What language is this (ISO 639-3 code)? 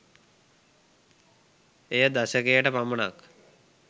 sin